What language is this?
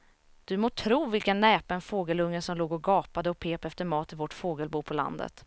Swedish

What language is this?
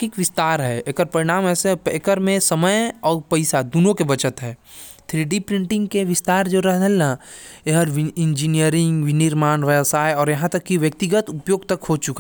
Korwa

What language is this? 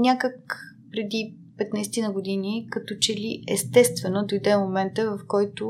Bulgarian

